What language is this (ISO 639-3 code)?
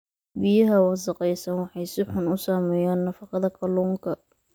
som